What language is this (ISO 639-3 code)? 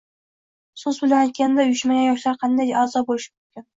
uzb